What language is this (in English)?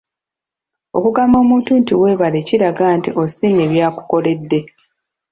Ganda